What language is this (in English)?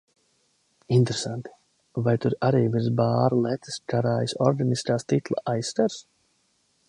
Latvian